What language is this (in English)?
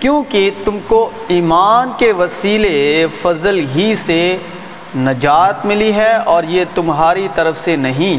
Urdu